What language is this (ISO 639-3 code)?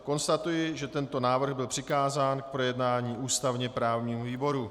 ces